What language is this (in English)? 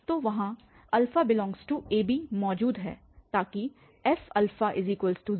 Hindi